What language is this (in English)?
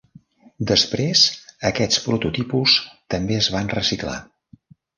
Catalan